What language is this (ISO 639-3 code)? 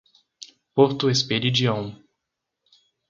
por